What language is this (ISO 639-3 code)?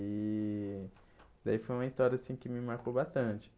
por